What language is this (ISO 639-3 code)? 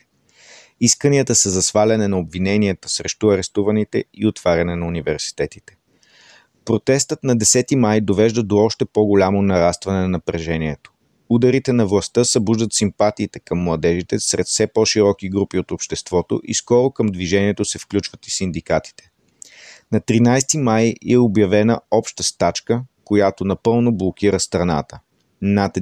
bul